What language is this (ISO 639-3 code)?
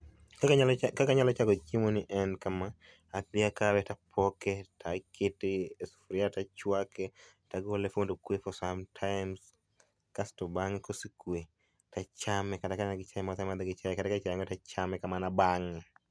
luo